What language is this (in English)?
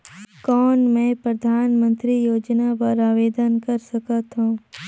Chhattisgarhi